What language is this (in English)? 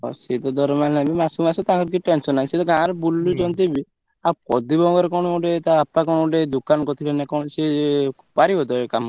Odia